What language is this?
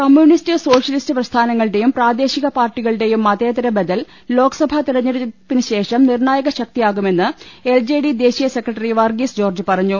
Malayalam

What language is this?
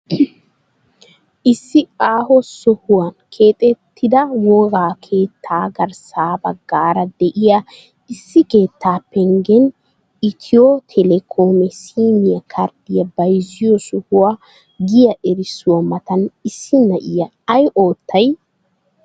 Wolaytta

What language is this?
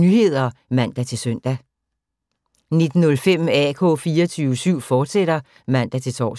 Danish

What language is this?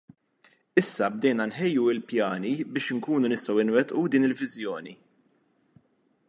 Maltese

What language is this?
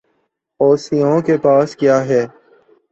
Urdu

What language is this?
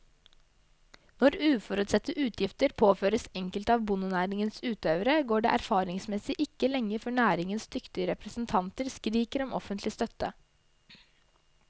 Norwegian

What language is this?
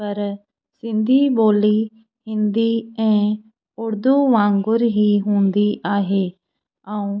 Sindhi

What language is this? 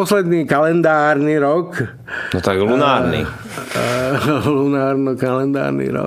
Czech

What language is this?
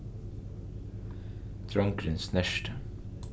Faroese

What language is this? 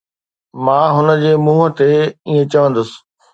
Sindhi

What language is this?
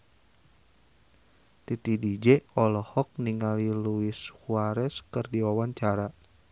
Sundanese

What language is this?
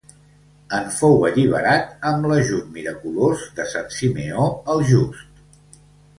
Catalan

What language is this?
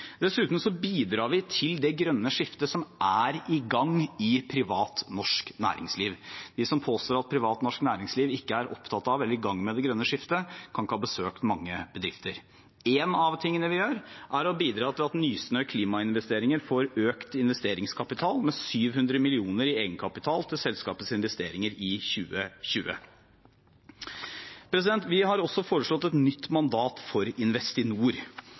Norwegian Bokmål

